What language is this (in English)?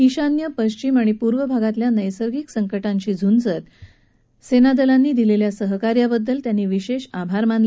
Marathi